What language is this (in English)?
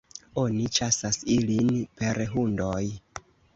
Esperanto